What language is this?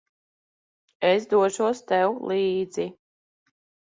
Latvian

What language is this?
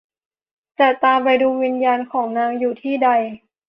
Thai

